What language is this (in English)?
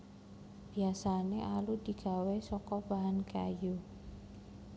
Javanese